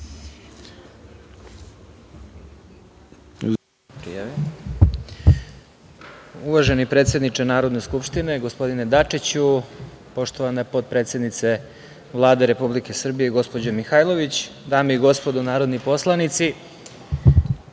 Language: Serbian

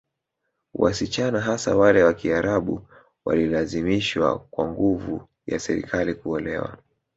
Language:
Swahili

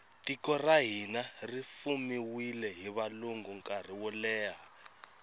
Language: Tsonga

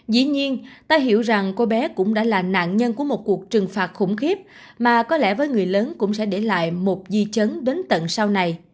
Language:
Vietnamese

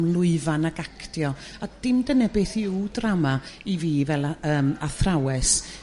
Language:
Welsh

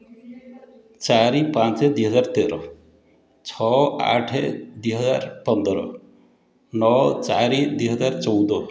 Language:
Odia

